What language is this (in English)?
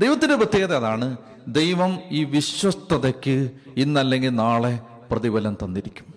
Malayalam